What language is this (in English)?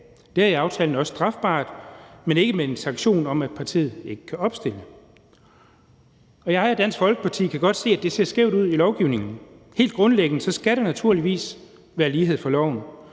Danish